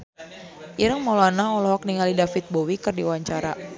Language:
Sundanese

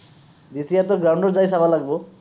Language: Assamese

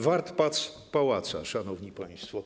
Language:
Polish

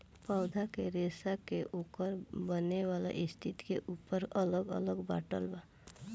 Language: Bhojpuri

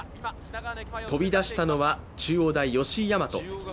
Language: Japanese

